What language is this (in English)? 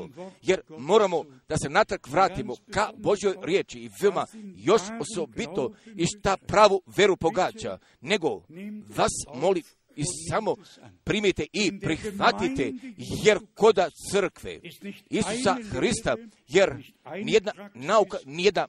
Croatian